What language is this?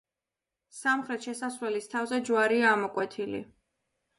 Georgian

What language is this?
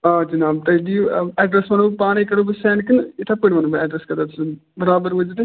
Kashmiri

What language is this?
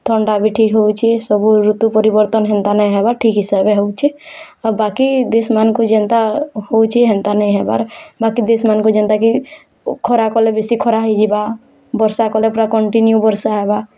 Odia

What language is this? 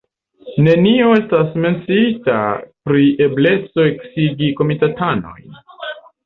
Esperanto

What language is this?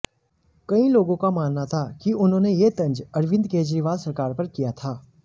Hindi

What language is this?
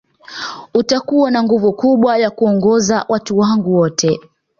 Swahili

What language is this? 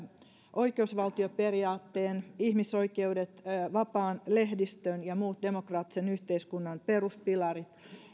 Finnish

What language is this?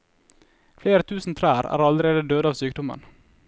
Norwegian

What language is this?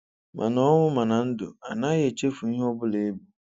Igbo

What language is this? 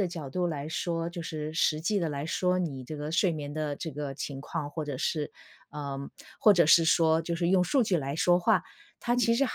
Chinese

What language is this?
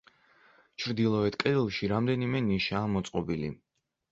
Georgian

